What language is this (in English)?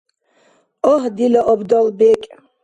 Dargwa